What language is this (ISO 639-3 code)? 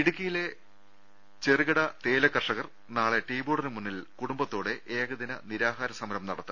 mal